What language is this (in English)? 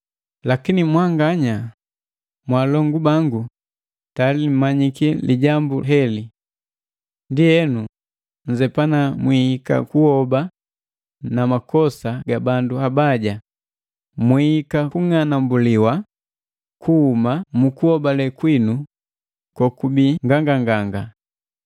Matengo